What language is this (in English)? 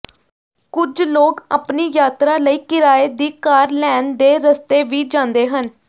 Punjabi